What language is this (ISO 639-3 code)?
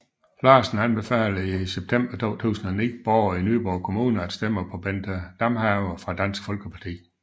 dan